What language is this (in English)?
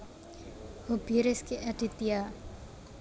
Javanese